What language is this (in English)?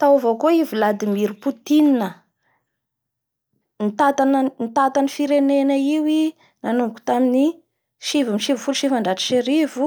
Bara Malagasy